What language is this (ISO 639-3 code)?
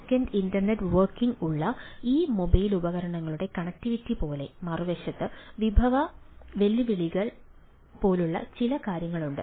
mal